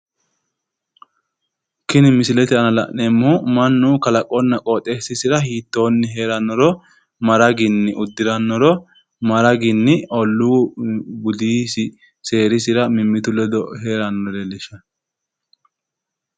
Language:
Sidamo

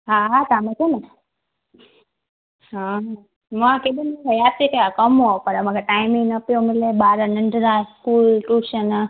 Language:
Sindhi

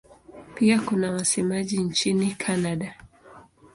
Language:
Swahili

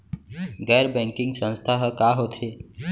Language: Chhattisgarhi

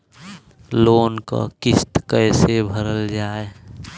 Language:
Bhojpuri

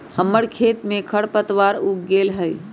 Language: Magahi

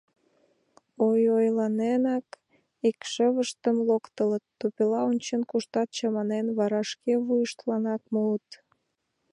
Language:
Mari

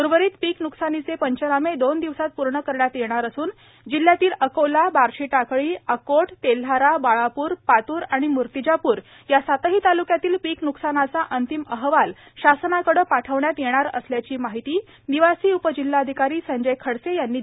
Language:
Marathi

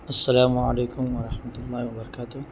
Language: Urdu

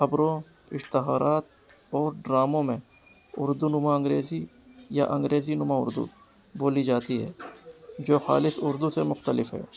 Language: Urdu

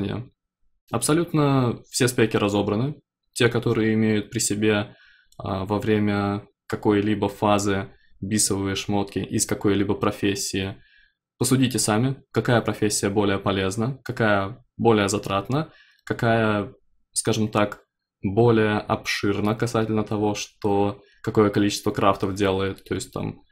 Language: Russian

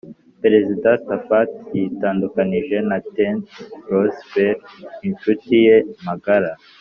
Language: Kinyarwanda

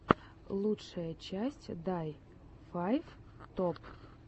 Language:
Russian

